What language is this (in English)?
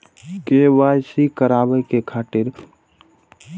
Maithili